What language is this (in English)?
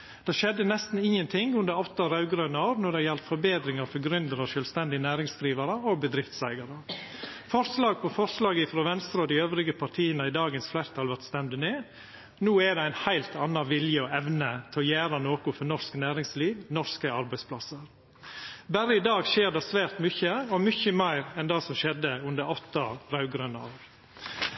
Norwegian Nynorsk